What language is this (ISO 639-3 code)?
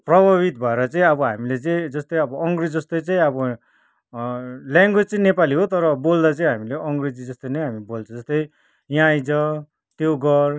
nep